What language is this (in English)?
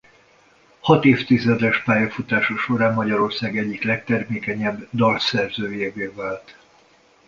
Hungarian